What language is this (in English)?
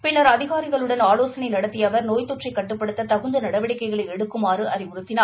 Tamil